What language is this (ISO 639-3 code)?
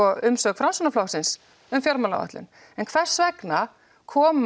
isl